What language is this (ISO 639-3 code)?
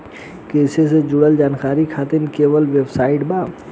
bho